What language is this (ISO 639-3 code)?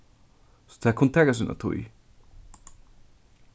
fao